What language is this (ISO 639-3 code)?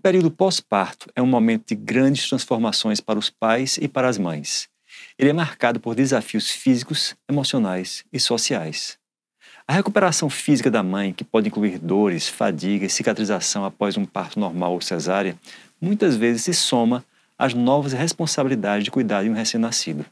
por